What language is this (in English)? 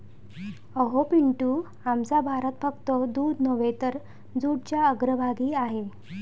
Marathi